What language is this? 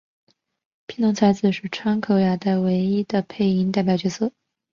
Chinese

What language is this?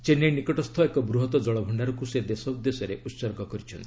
Odia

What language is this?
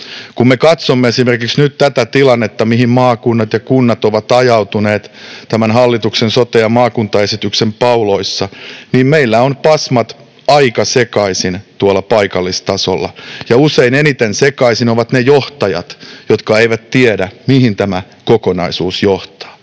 Finnish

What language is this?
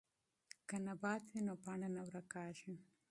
Pashto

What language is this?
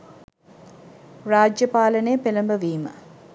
Sinhala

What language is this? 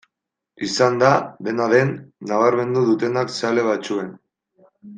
Basque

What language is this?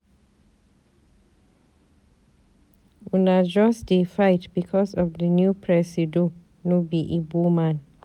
Nigerian Pidgin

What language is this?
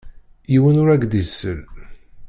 Kabyle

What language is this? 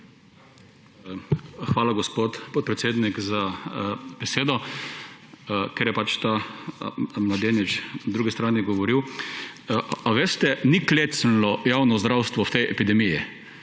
Slovenian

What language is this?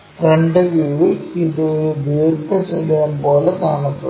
Malayalam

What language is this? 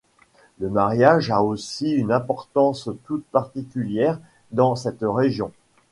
French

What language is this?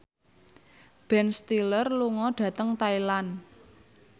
Javanese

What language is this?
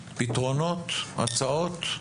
Hebrew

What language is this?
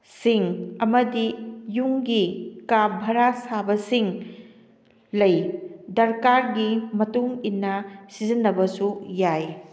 Manipuri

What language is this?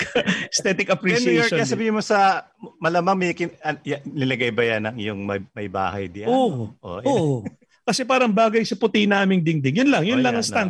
Filipino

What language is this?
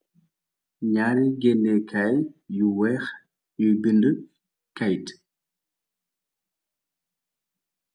Wolof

